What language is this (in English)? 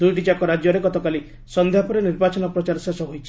Odia